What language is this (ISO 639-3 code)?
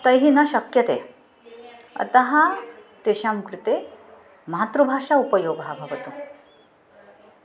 san